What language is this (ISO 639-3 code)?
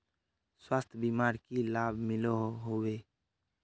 mag